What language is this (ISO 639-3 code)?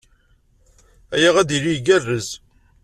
kab